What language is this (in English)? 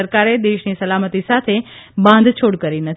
Gujarati